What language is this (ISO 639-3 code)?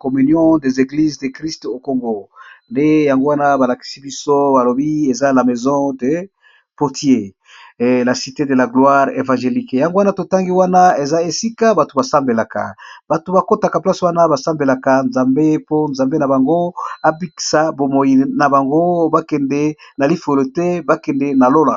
lin